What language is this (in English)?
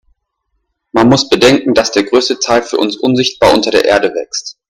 German